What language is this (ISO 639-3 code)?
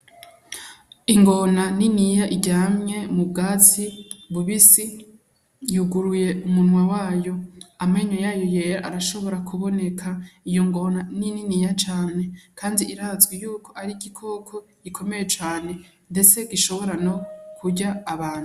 run